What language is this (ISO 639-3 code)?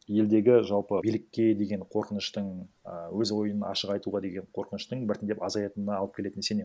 kaz